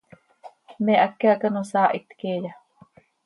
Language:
Seri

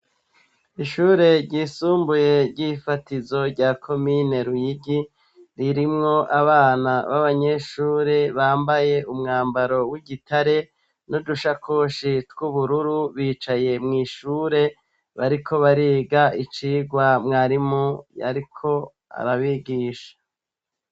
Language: Rundi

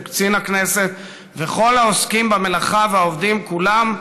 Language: Hebrew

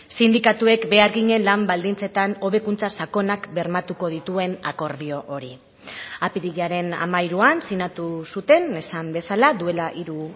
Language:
Basque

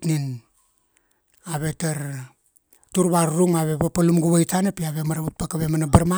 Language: Kuanua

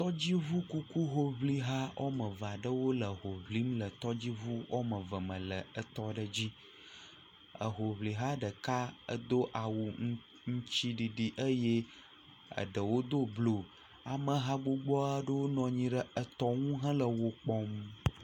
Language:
Ewe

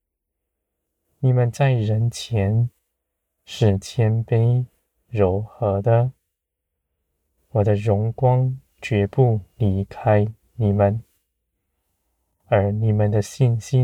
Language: Chinese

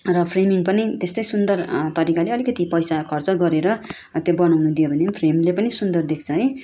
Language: Nepali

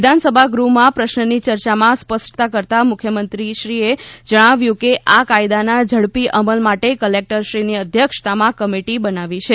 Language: Gujarati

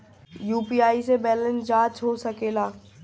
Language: Bhojpuri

